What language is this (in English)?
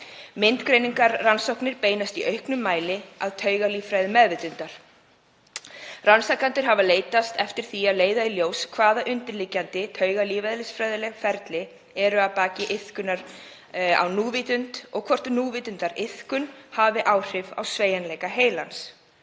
Icelandic